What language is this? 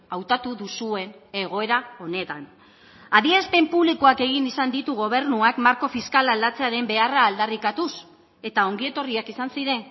Basque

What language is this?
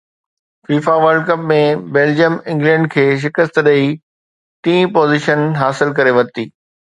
Sindhi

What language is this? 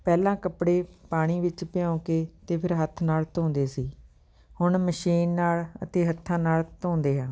Punjabi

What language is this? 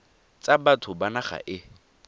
Tswana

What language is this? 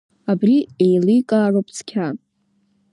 Abkhazian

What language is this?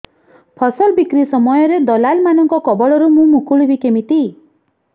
Odia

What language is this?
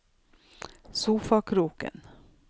Norwegian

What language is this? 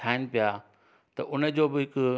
Sindhi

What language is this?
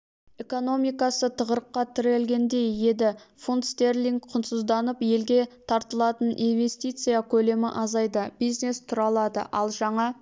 Kazakh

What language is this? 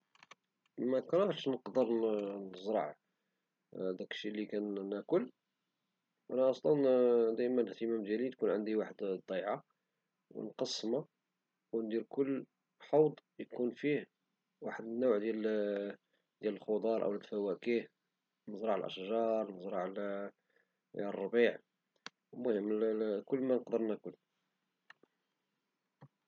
Moroccan Arabic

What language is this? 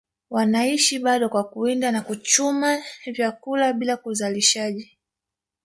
Swahili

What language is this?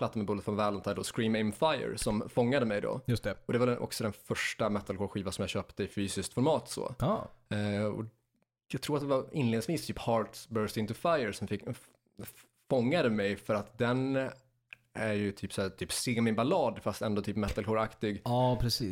Swedish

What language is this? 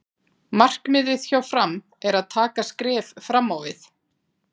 Icelandic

